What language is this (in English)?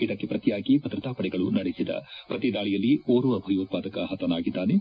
Kannada